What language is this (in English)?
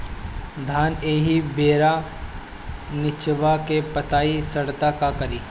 Bhojpuri